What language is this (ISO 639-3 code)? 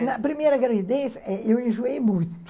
por